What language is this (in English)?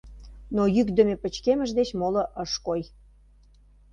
Mari